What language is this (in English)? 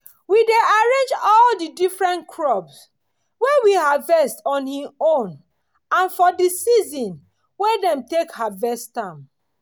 Nigerian Pidgin